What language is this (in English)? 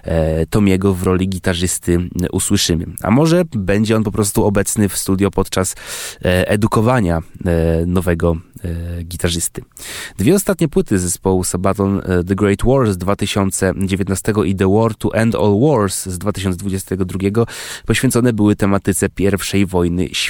Polish